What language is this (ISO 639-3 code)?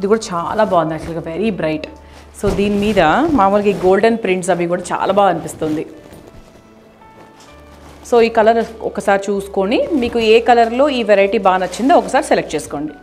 hin